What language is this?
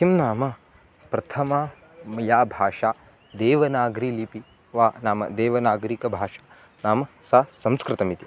Sanskrit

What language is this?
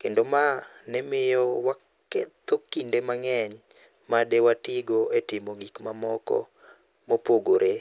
Luo (Kenya and Tanzania)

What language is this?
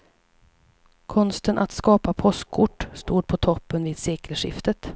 Swedish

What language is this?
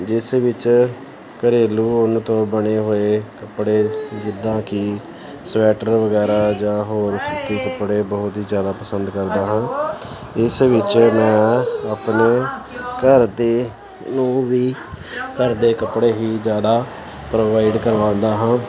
Punjabi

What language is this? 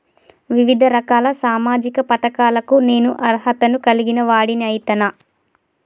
Telugu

